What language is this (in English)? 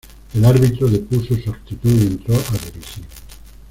Spanish